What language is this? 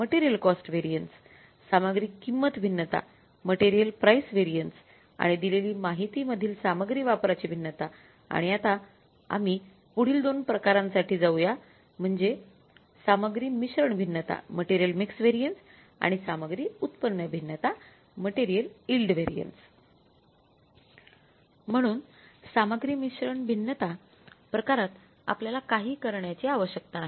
Marathi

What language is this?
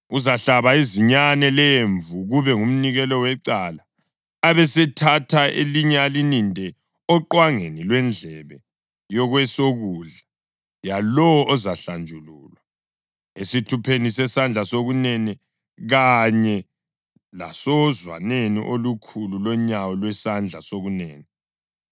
North Ndebele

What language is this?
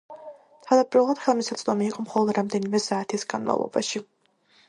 Georgian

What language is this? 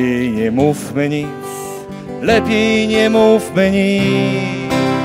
Polish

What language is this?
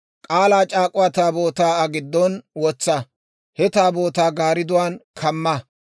Dawro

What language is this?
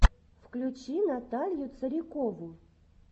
Russian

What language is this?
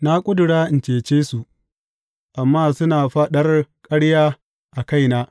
Hausa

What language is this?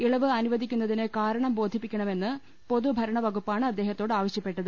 Malayalam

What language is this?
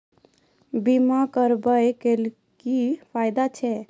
Maithili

